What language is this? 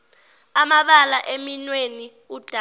Zulu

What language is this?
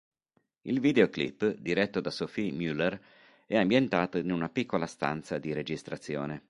Italian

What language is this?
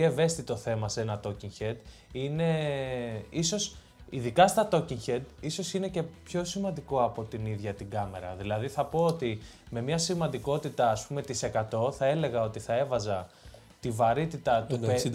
Greek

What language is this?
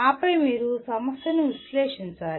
Telugu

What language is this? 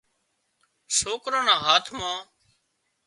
Wadiyara Koli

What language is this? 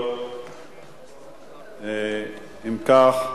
Hebrew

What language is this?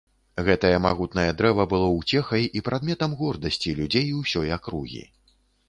Belarusian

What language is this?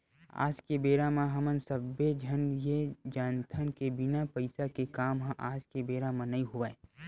Chhattisgarhi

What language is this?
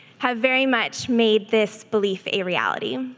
English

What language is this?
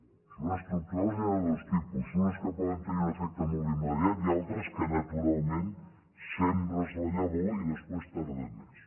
Catalan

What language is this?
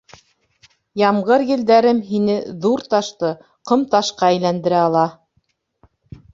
Bashkir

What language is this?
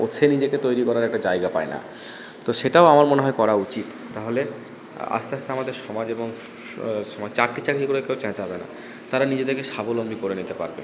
Bangla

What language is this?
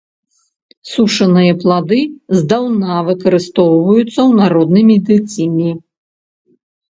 Belarusian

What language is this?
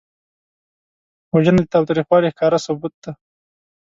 Pashto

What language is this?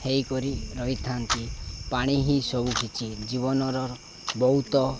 Odia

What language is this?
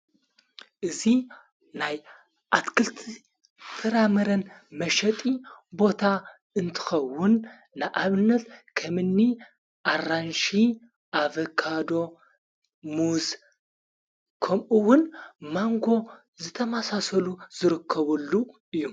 Tigrinya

